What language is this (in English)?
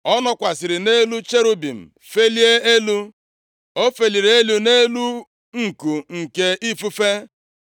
Igbo